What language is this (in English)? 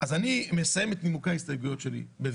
Hebrew